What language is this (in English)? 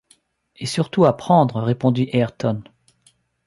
French